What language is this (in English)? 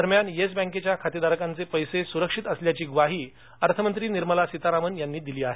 Marathi